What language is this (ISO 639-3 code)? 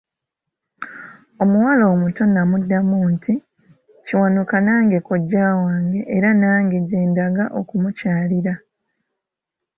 lug